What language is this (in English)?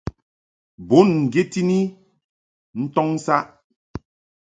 Mungaka